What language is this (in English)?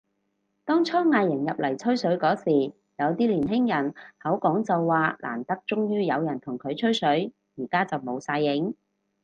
Cantonese